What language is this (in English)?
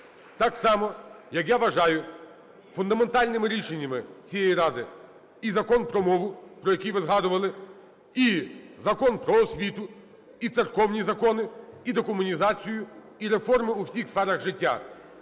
Ukrainian